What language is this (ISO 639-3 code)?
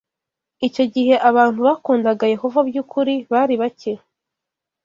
kin